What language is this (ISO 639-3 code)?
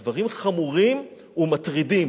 heb